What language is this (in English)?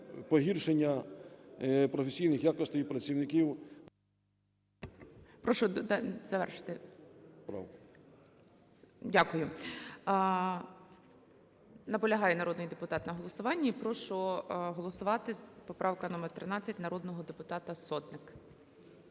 Ukrainian